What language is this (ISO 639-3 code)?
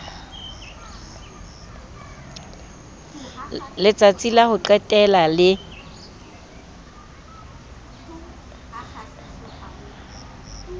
sot